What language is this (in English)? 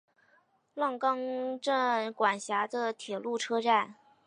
Chinese